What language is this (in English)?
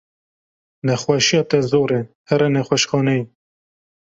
Kurdish